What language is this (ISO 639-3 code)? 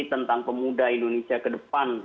ind